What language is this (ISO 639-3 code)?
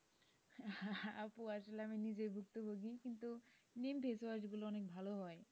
ben